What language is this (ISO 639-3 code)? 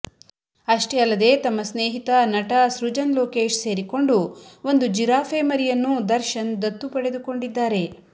kan